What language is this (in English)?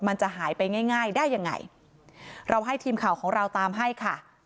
Thai